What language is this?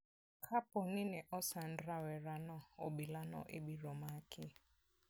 Luo (Kenya and Tanzania)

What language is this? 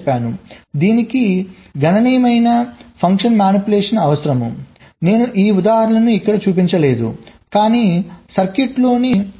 Telugu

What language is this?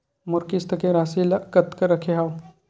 Chhattisgarhi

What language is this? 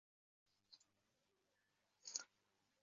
Uzbek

